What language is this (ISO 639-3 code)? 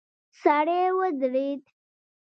pus